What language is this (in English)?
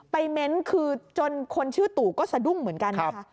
Thai